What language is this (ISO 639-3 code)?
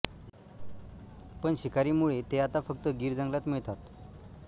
mar